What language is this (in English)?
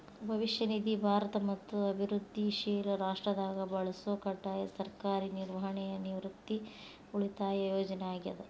Kannada